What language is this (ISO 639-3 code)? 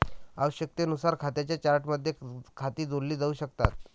mar